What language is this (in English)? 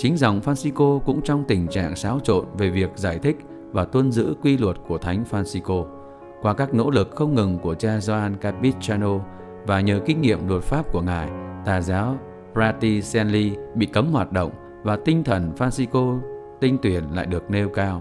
Vietnamese